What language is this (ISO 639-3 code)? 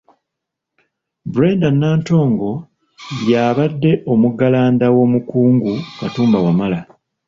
lug